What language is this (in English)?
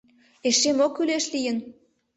Mari